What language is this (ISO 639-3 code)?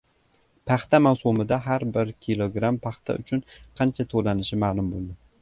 uzb